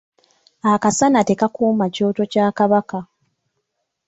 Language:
Ganda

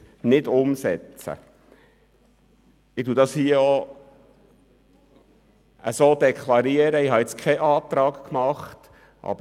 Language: Swiss German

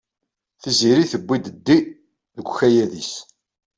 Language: Kabyle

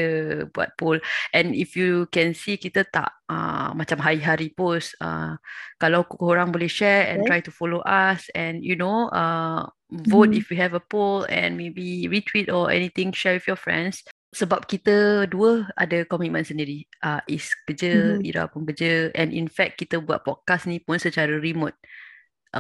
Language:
Malay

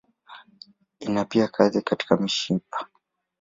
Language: Swahili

